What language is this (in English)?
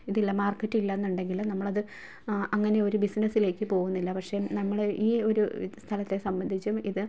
Malayalam